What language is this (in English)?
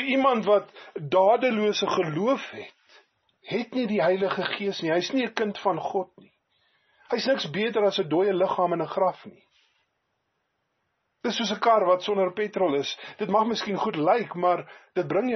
Dutch